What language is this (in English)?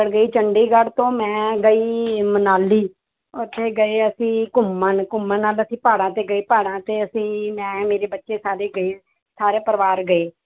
Punjabi